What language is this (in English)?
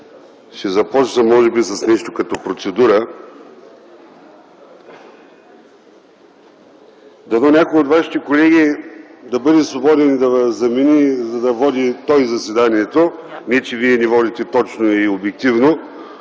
Bulgarian